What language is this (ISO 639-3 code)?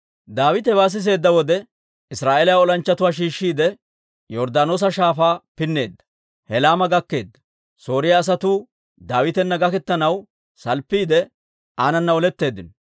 dwr